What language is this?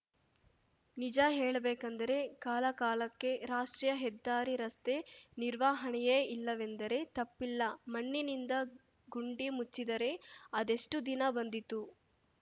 Kannada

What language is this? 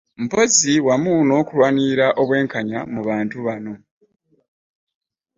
Ganda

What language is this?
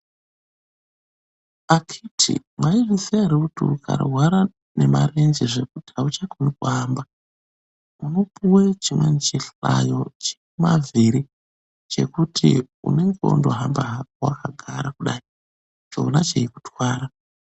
Ndau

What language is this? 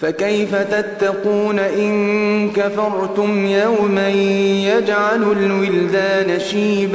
Arabic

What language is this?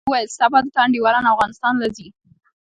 Pashto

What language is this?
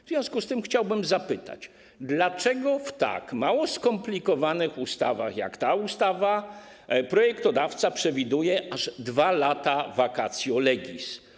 Polish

